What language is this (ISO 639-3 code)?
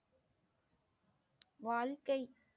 tam